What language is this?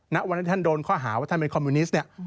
Thai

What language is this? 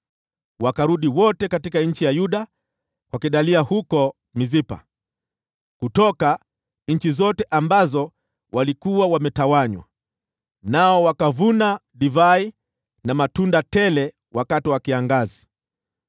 Swahili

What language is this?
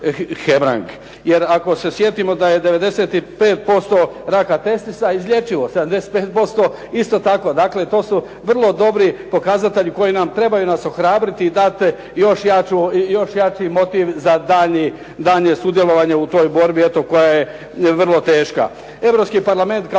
Croatian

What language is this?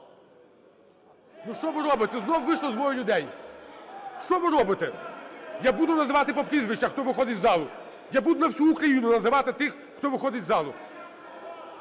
Ukrainian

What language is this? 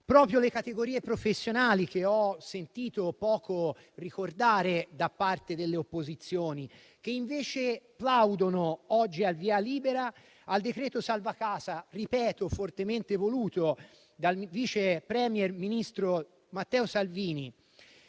Italian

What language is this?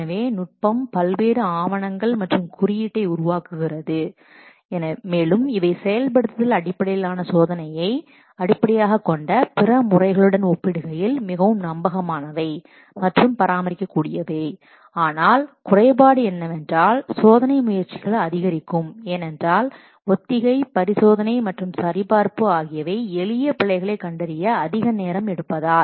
Tamil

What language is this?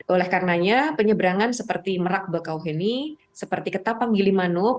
Indonesian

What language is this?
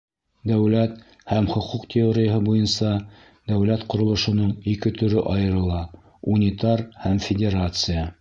Bashkir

